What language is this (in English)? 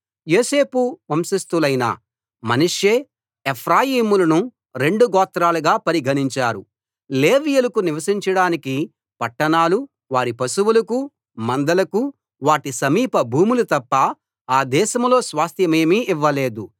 Telugu